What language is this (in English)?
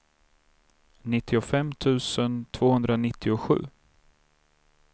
Swedish